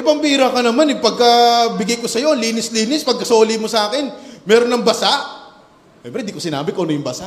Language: Filipino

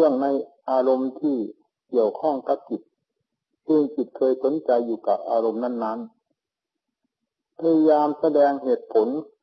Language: Thai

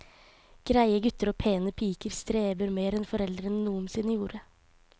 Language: Norwegian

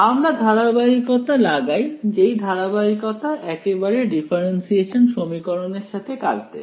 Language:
Bangla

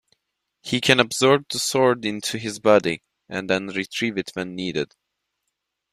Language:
English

